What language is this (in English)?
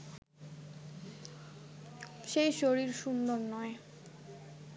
Bangla